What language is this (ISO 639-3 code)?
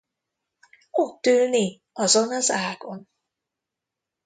hun